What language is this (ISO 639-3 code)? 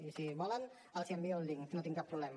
cat